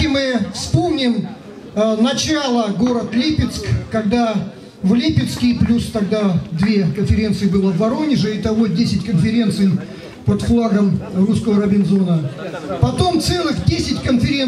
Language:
Russian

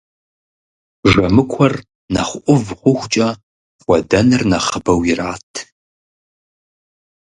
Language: Kabardian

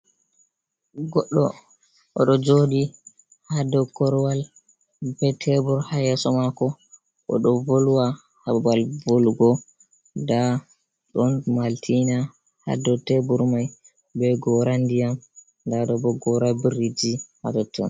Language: Fula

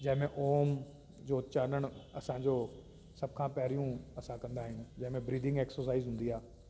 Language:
Sindhi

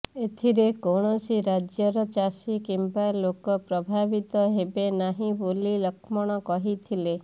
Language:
Odia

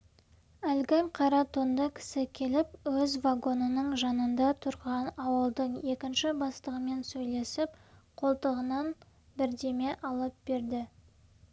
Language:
Kazakh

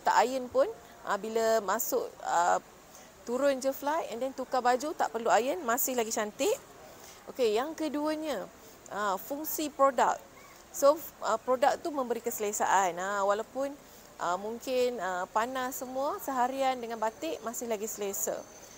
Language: Malay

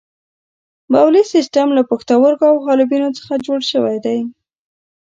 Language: Pashto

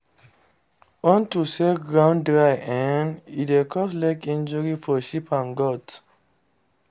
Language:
Nigerian Pidgin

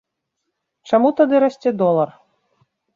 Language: Belarusian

